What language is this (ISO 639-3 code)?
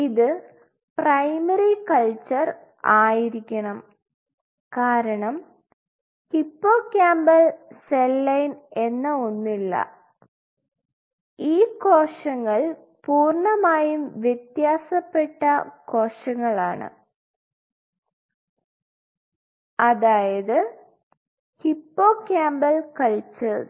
mal